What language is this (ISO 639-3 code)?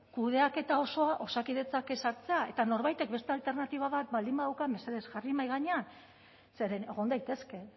eus